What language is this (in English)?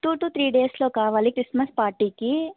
Telugu